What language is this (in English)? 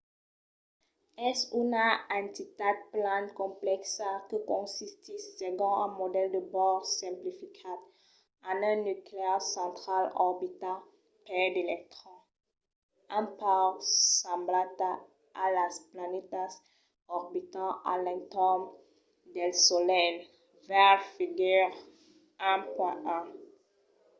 Occitan